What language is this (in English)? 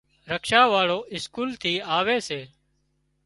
Wadiyara Koli